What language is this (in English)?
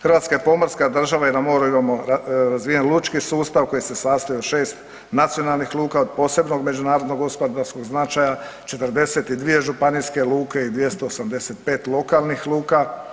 Croatian